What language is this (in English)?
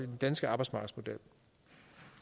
Danish